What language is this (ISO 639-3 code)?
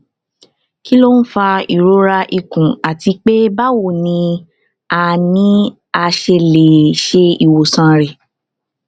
yor